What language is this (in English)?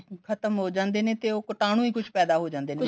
Punjabi